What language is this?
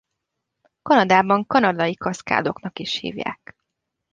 Hungarian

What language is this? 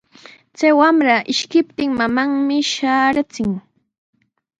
Sihuas Ancash Quechua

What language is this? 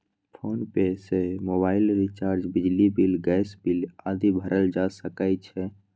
Maithili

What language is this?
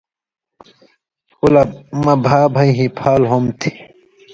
Indus Kohistani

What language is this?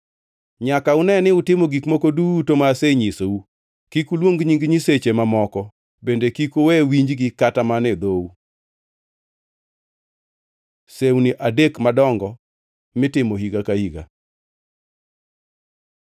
Luo (Kenya and Tanzania)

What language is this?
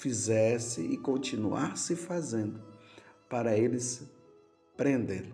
Portuguese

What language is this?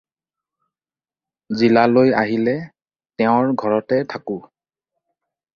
Assamese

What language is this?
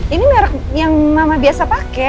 Indonesian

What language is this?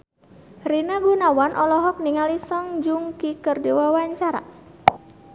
Sundanese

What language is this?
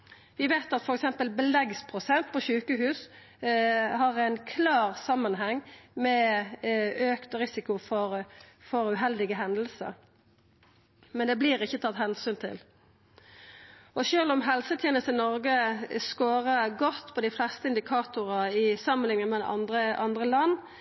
Norwegian Nynorsk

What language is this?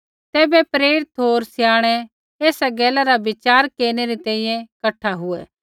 Kullu Pahari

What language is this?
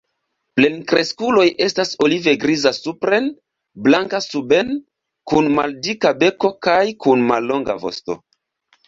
Esperanto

